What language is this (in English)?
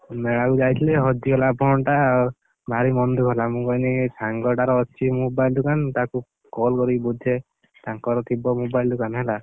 Odia